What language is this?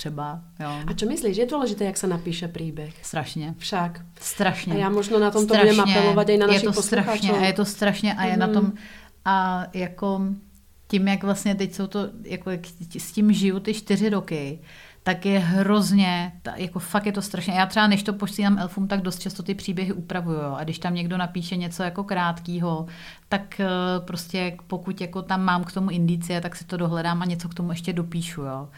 Czech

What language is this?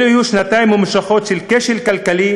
Hebrew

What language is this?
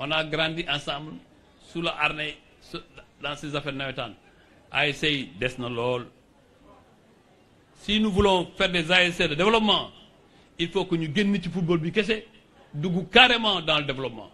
French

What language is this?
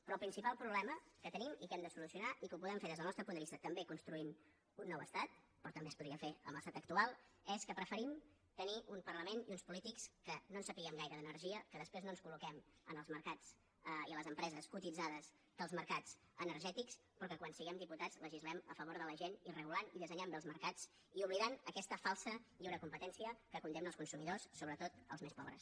Catalan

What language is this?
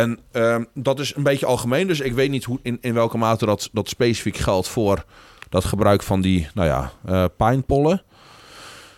Dutch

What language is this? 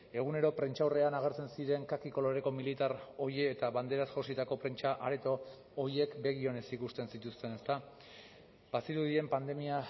Basque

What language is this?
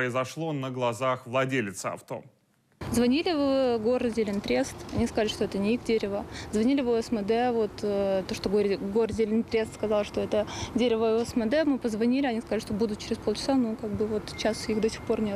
Russian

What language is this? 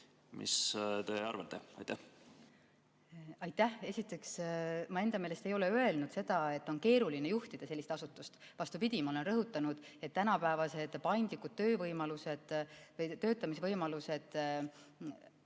Estonian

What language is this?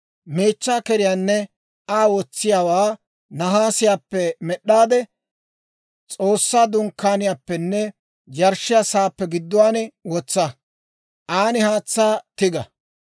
Dawro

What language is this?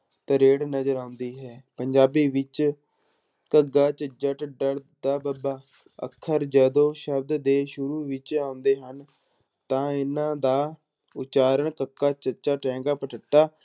Punjabi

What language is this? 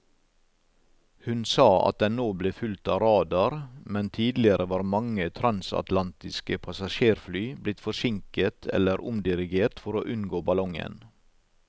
Norwegian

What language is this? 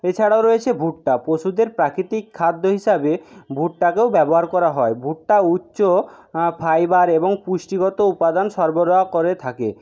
Bangla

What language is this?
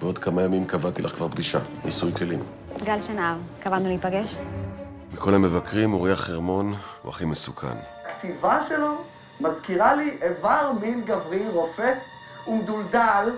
Hebrew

